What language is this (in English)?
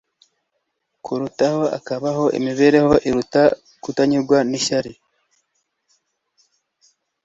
Kinyarwanda